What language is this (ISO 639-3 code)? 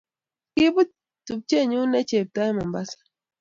kln